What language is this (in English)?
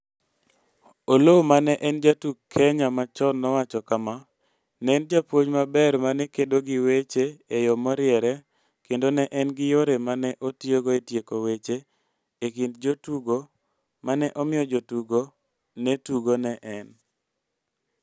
Luo (Kenya and Tanzania)